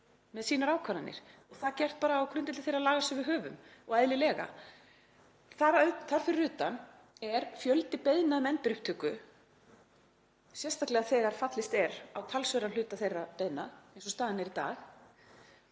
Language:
Icelandic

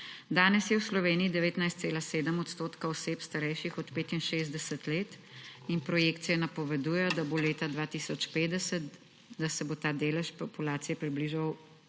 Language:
Slovenian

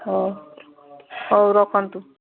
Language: Odia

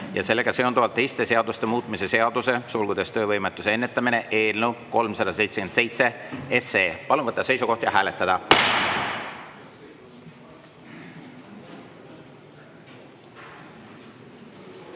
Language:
Estonian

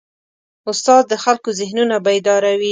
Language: Pashto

